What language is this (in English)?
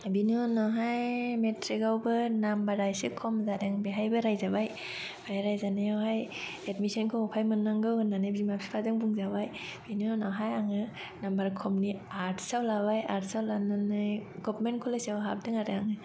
Bodo